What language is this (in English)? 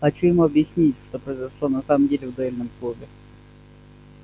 Russian